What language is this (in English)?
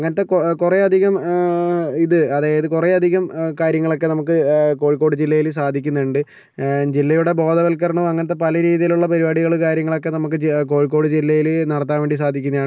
Malayalam